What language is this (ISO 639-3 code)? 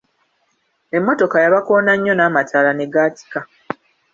lug